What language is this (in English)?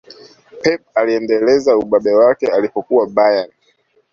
Swahili